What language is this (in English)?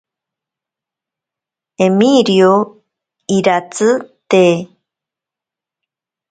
Ashéninka Perené